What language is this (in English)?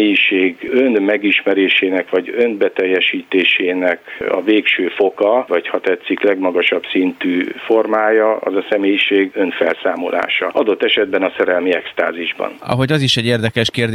Hungarian